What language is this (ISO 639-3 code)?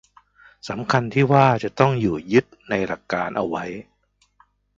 tha